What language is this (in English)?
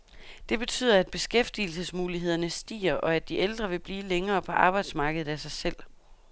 Danish